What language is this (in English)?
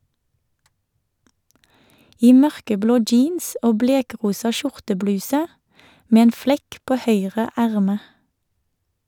Norwegian